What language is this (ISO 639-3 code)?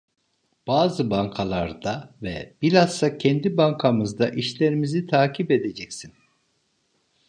tur